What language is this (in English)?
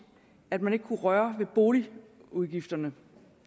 Danish